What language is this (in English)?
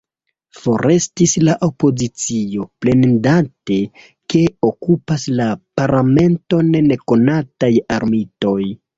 Esperanto